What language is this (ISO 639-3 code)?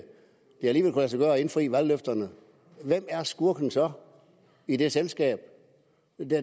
dan